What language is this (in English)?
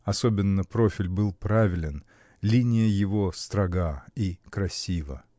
Russian